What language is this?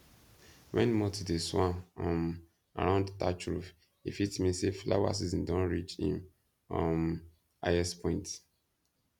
Nigerian Pidgin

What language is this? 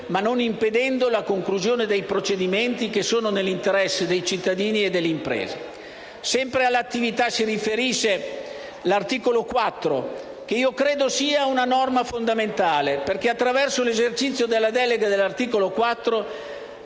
Italian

